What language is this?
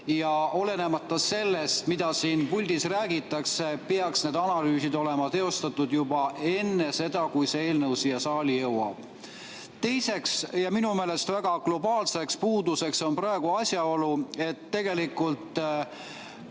Estonian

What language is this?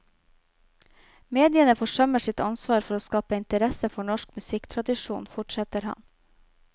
Norwegian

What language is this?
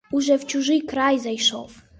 Ukrainian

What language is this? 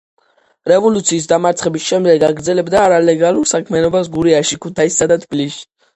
Georgian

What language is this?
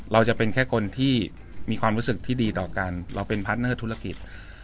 Thai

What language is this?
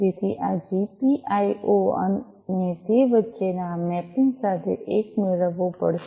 Gujarati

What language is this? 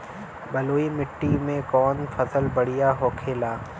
Bhojpuri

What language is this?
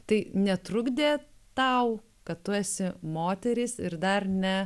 Lithuanian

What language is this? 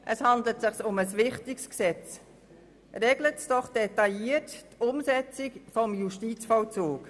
Swiss German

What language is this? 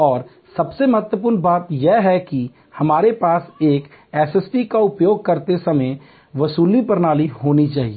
Hindi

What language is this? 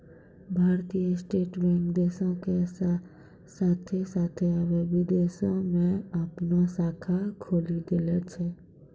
Maithili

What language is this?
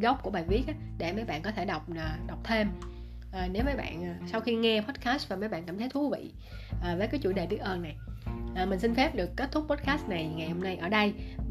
Vietnamese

